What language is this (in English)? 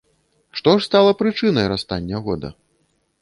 Belarusian